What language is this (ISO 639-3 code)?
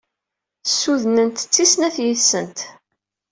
kab